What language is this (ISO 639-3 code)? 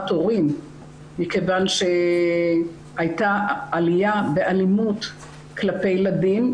heb